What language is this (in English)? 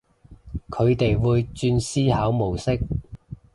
Cantonese